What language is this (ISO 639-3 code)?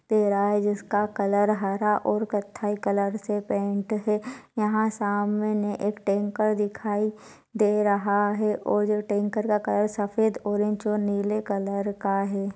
hin